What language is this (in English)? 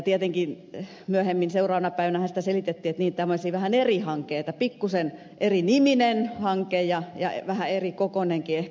Finnish